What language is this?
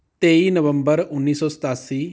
Punjabi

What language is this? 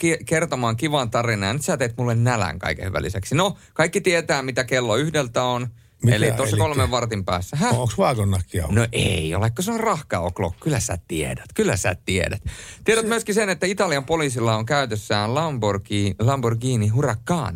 Finnish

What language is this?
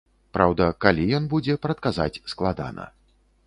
Belarusian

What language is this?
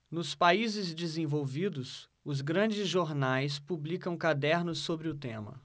Portuguese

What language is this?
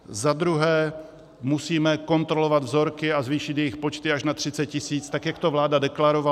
Czech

